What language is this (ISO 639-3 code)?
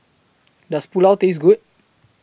eng